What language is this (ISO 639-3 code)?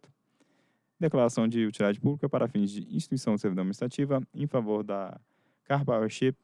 por